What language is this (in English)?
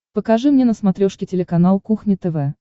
Russian